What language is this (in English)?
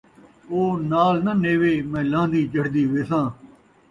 Saraiki